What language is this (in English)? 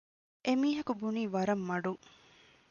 Divehi